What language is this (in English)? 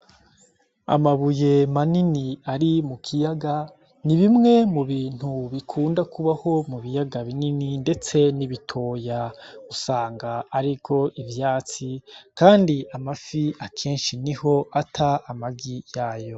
Rundi